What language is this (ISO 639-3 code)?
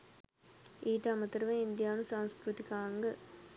sin